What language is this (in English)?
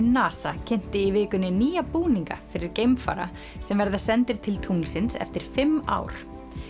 Icelandic